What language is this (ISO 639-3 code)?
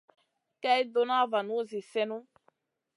mcn